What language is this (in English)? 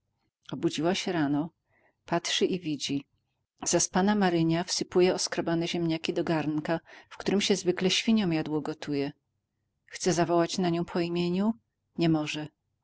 Polish